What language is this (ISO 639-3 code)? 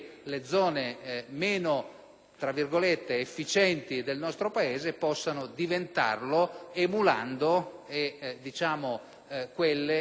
ita